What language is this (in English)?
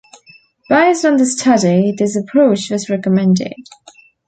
English